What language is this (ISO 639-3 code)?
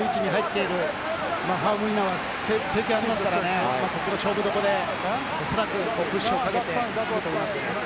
jpn